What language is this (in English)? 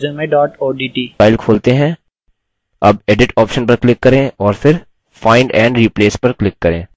Hindi